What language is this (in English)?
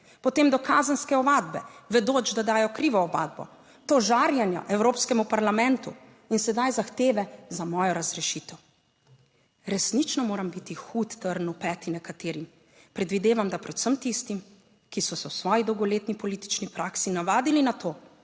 Slovenian